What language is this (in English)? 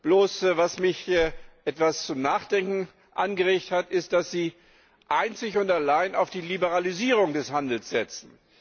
German